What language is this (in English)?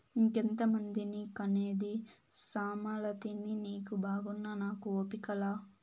Telugu